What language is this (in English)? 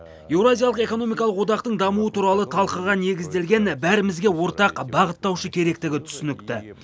Kazakh